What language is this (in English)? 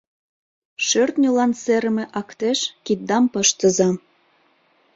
Mari